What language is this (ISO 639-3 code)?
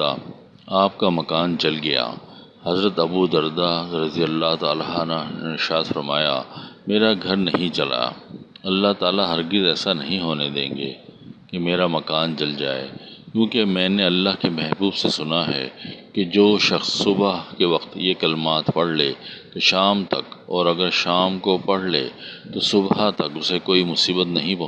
urd